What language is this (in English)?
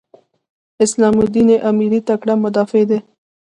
Pashto